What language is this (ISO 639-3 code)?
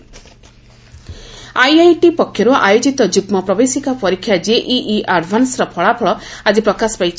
ori